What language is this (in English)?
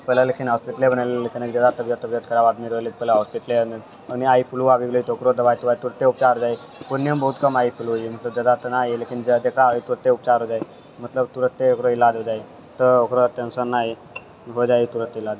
Maithili